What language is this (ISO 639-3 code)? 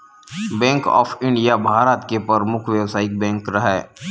hne